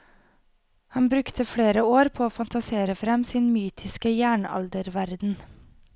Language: Norwegian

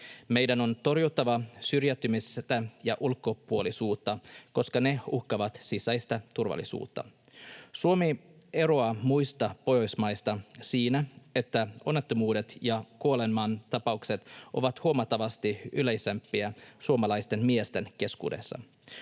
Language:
Finnish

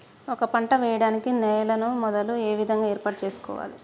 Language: Telugu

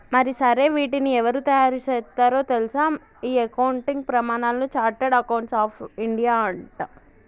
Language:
Telugu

